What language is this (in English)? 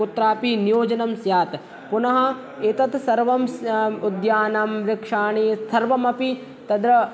Sanskrit